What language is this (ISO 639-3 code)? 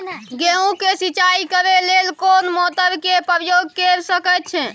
mai